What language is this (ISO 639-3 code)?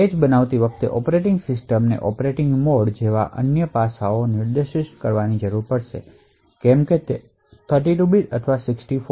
guj